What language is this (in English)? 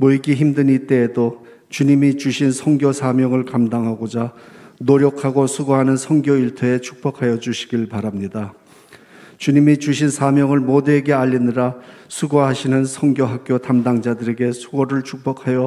Korean